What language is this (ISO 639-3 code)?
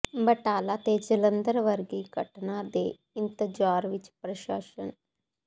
pan